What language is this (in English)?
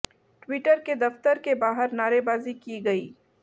Hindi